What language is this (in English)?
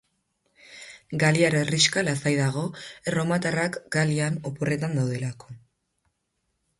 Basque